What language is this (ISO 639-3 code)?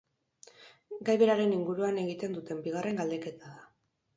eus